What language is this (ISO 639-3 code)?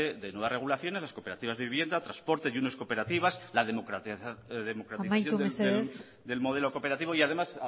spa